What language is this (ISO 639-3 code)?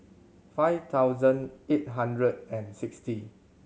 eng